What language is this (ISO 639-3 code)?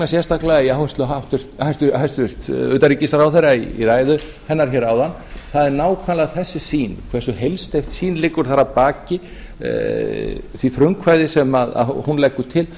isl